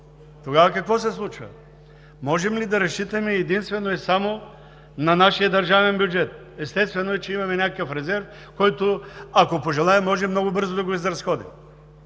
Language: Bulgarian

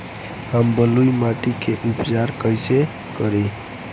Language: Bhojpuri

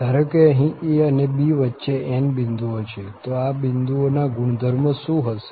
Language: Gujarati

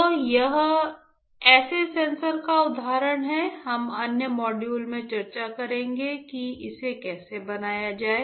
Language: Hindi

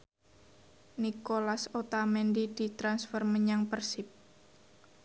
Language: Javanese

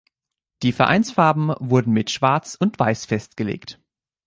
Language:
German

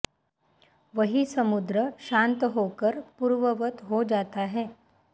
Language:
Sanskrit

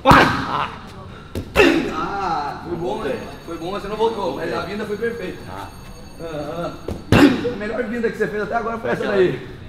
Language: Portuguese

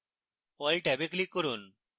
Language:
Bangla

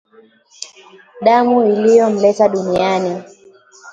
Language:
Swahili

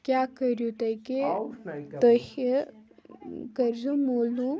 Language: Kashmiri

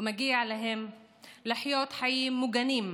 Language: Hebrew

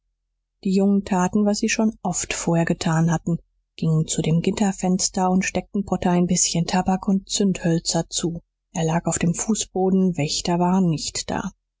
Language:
German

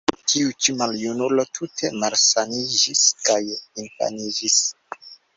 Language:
Esperanto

